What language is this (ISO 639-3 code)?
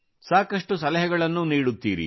kan